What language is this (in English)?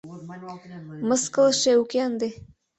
Mari